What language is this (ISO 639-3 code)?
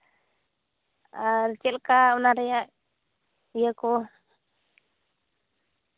sat